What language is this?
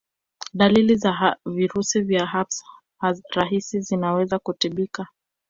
Swahili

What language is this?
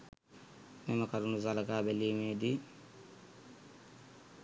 Sinhala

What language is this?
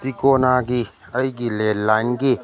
Manipuri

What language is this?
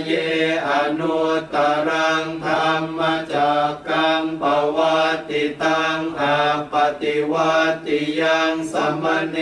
Thai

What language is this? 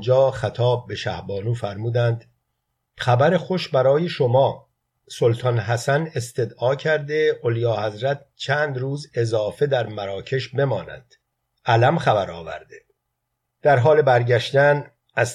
Persian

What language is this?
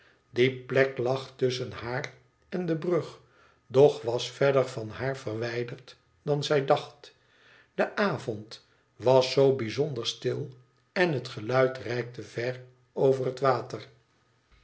Dutch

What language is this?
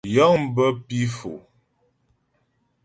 Ghomala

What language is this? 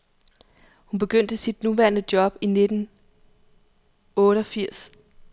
Danish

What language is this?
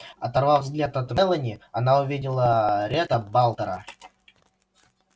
Russian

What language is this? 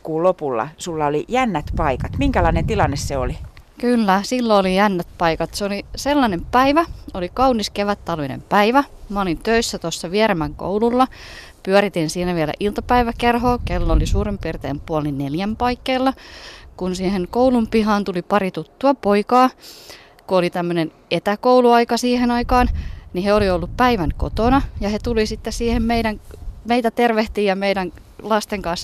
Finnish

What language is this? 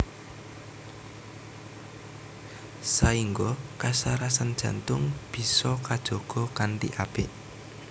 Javanese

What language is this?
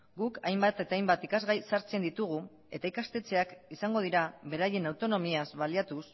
Basque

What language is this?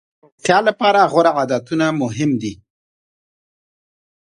Pashto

